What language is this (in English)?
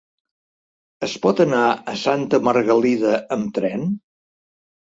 Catalan